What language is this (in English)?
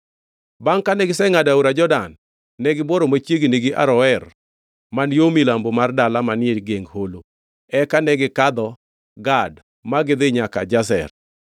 Luo (Kenya and Tanzania)